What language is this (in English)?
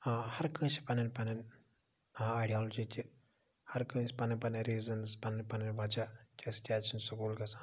Kashmiri